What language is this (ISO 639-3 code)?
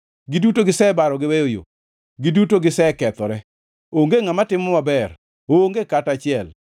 luo